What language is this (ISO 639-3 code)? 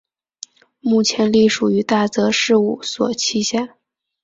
zho